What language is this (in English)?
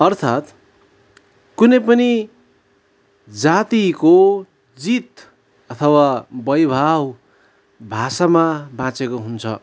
Nepali